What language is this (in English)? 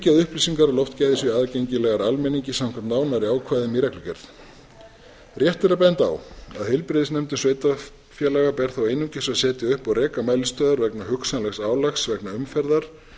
Icelandic